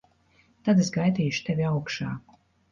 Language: Latvian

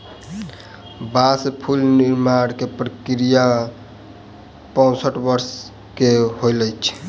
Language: Maithili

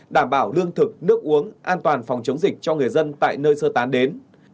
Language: Vietnamese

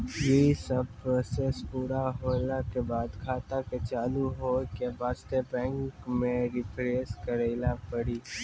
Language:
Maithili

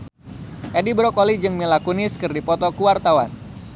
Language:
Sundanese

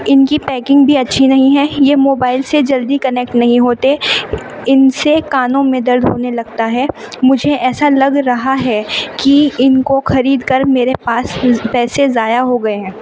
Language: Urdu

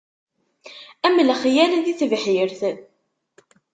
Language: Kabyle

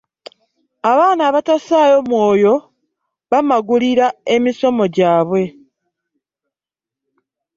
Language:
Ganda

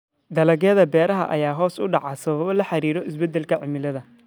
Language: Somali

